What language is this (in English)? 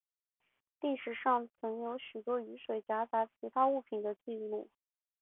Chinese